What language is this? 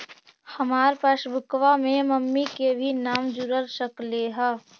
Magahi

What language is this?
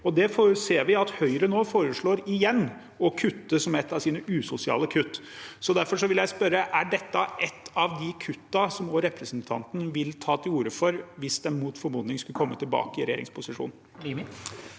Norwegian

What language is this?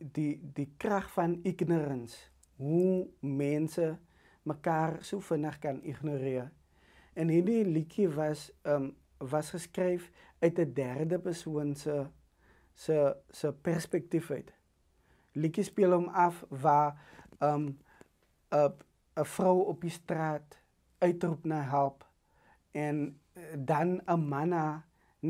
Dutch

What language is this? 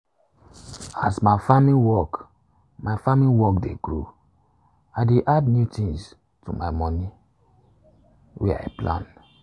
Nigerian Pidgin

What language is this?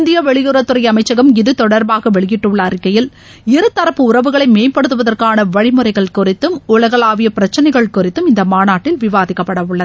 Tamil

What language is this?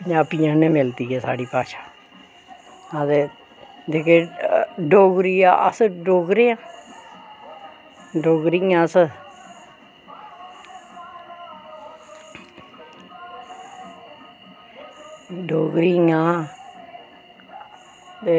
Dogri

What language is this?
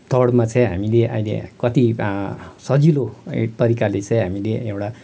Nepali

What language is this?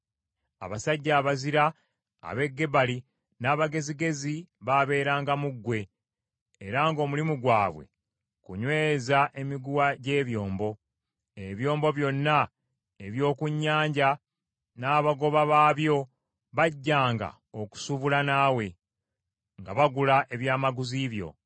Ganda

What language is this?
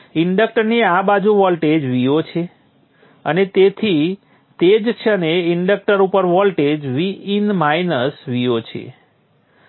Gujarati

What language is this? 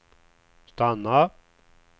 Swedish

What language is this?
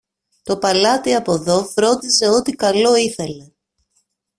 Greek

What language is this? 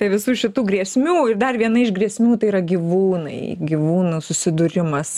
Lithuanian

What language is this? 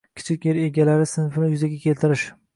Uzbek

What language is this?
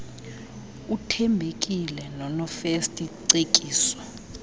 Xhosa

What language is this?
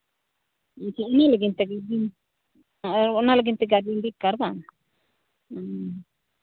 Santali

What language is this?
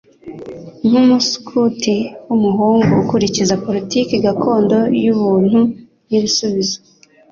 Kinyarwanda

